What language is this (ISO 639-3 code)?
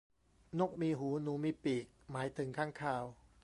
tha